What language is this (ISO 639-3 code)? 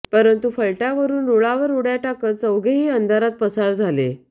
mar